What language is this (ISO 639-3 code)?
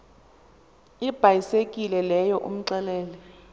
xho